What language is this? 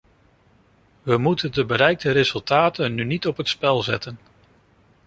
Dutch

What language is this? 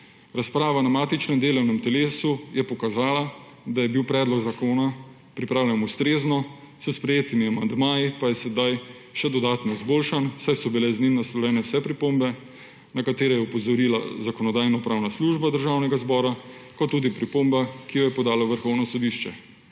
Slovenian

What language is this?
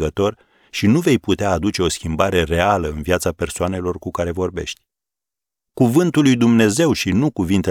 Romanian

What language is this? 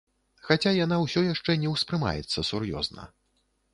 Belarusian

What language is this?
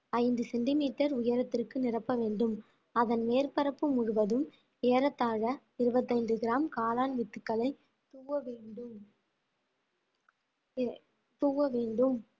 Tamil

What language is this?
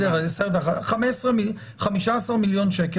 Hebrew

